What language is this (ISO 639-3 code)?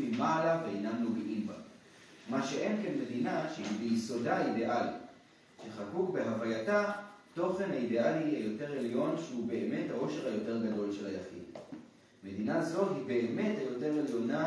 heb